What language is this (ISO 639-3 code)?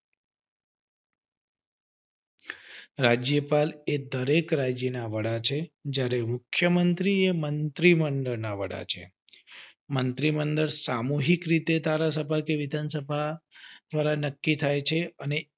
guj